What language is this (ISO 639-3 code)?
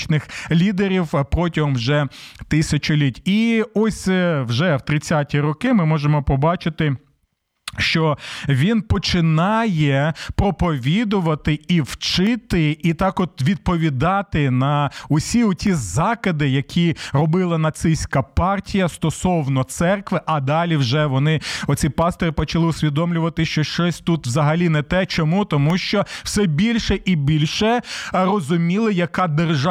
ukr